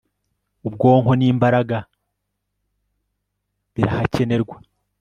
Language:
Kinyarwanda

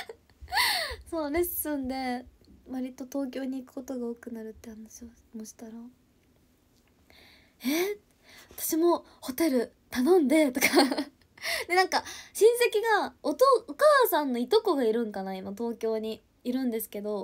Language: Japanese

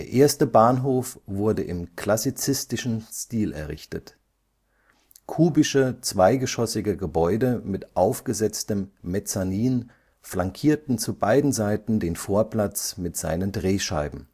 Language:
German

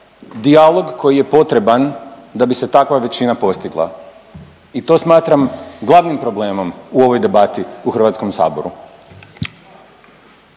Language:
Croatian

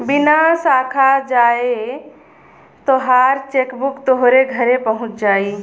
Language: Bhojpuri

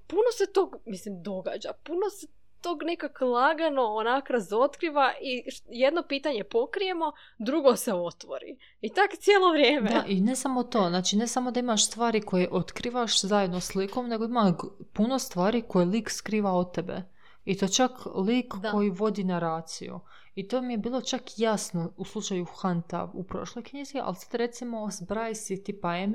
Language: Croatian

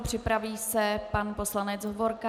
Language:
Czech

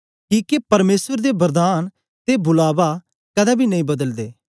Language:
Dogri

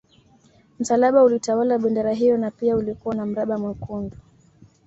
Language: Swahili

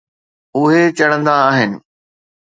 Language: Sindhi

